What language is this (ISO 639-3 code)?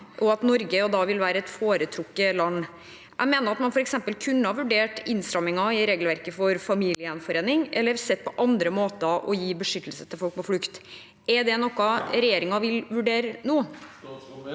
nor